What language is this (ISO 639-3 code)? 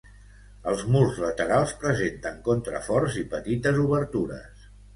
cat